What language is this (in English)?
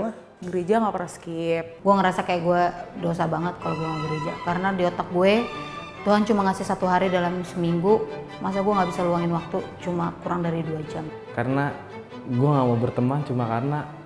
Indonesian